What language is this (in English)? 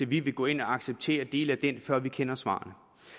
Danish